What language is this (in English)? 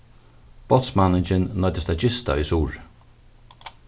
Faroese